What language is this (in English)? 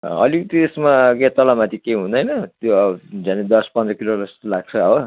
Nepali